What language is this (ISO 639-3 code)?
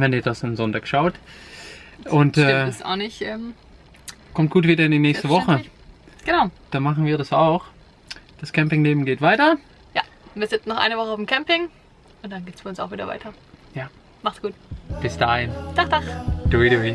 deu